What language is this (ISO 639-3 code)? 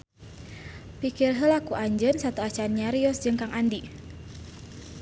sun